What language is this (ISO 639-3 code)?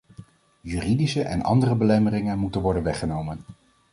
nld